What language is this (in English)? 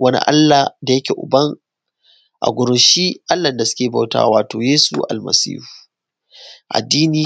Hausa